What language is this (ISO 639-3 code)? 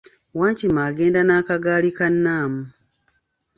lug